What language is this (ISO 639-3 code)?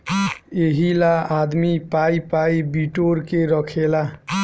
bho